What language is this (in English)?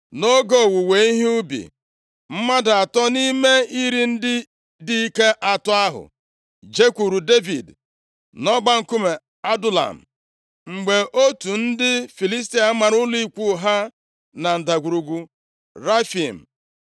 Igbo